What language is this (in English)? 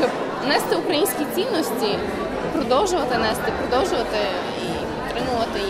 Ukrainian